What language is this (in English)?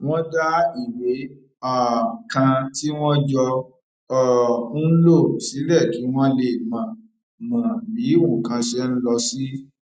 Yoruba